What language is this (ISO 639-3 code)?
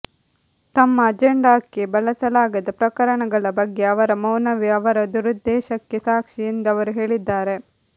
kan